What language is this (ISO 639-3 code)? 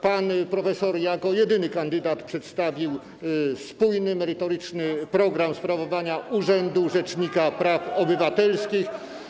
pol